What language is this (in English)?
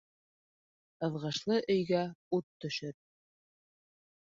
Bashkir